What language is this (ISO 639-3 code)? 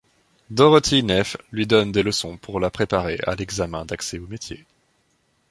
fra